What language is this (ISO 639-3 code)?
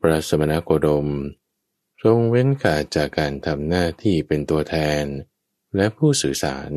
tha